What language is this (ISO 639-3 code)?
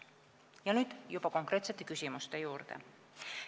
est